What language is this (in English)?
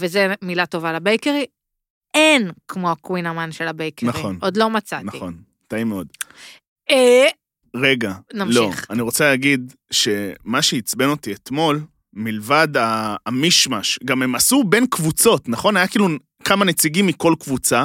Hebrew